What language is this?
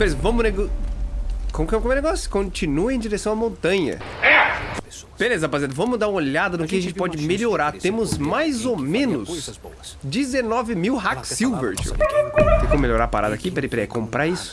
Portuguese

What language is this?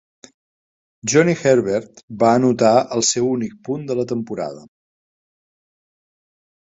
Catalan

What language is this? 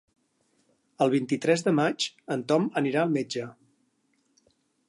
Catalan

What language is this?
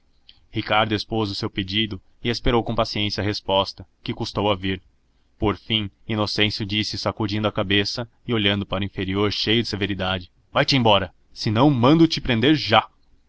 Portuguese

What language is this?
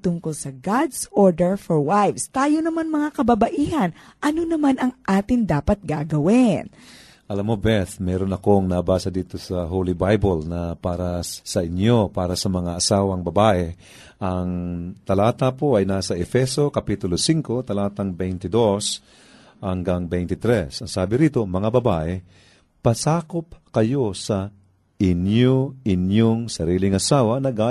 Filipino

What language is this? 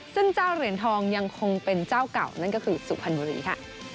Thai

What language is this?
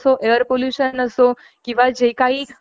Marathi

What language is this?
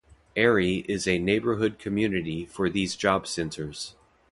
English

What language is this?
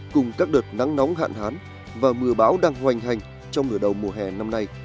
Vietnamese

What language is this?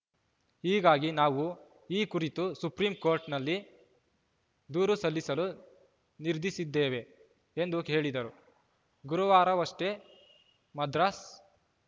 Kannada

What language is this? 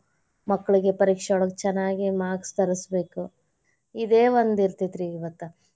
Kannada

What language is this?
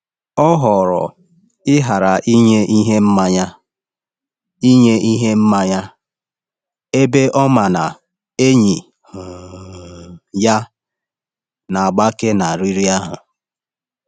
Igbo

